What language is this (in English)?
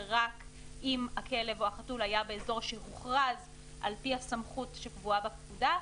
Hebrew